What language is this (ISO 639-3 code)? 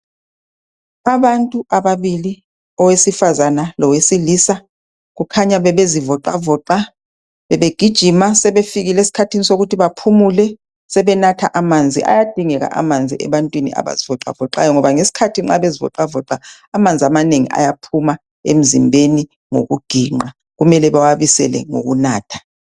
nde